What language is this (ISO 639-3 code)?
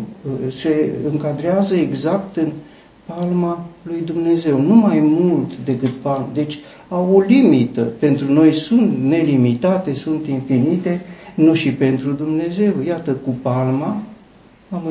ron